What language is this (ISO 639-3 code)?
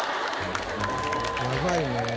jpn